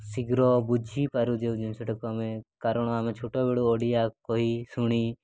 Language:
Odia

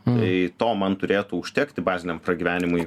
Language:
Lithuanian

